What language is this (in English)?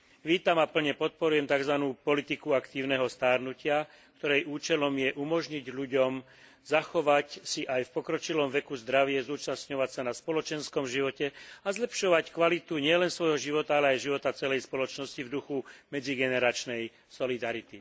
Slovak